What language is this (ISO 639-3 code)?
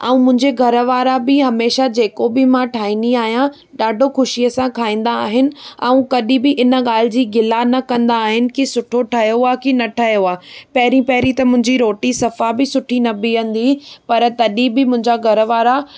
snd